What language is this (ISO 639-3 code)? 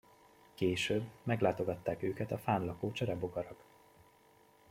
hun